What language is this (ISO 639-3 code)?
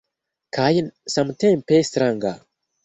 epo